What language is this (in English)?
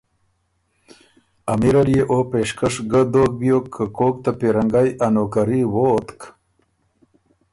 Ormuri